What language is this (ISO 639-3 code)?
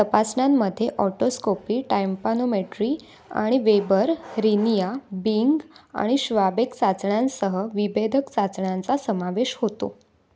mar